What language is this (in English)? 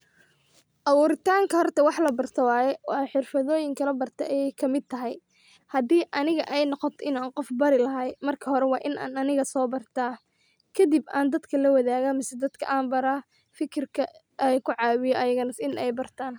Somali